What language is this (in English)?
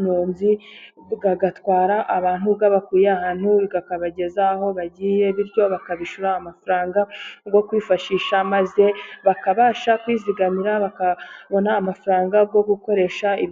Kinyarwanda